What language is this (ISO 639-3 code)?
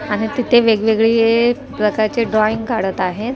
mar